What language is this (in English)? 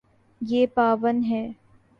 Urdu